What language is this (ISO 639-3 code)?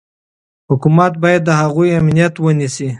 pus